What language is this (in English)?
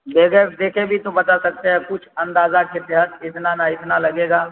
Urdu